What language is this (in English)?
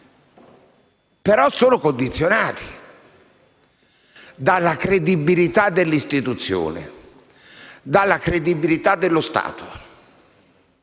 Italian